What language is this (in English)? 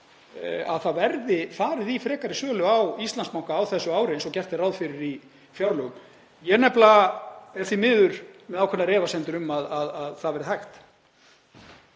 Icelandic